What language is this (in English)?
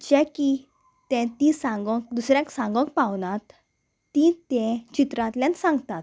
Konkani